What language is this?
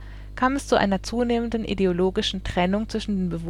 German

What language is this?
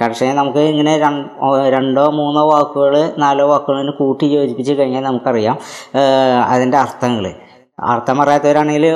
Malayalam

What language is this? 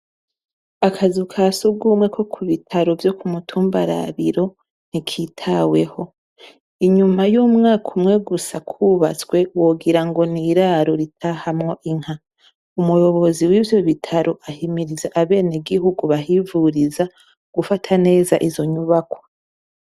Rundi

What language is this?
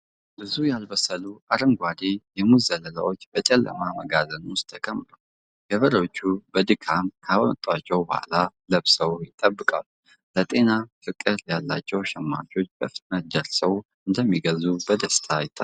Amharic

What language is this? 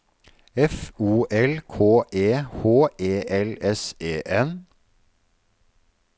Norwegian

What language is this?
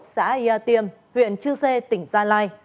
Vietnamese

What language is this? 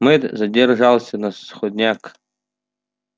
Russian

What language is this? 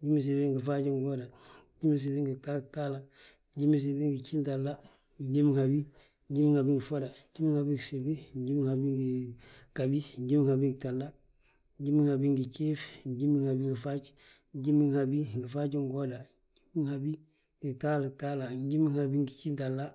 Balanta-Ganja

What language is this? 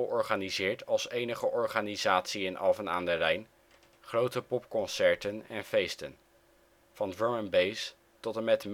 Dutch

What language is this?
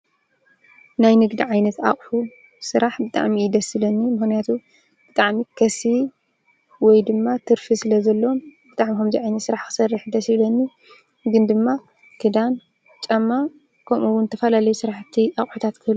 Tigrinya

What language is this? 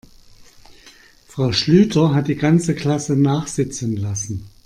German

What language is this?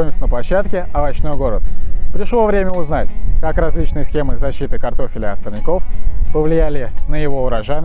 Russian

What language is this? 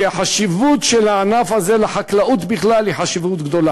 Hebrew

